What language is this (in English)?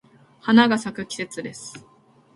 Japanese